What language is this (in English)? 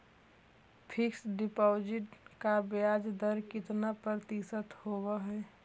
Magahi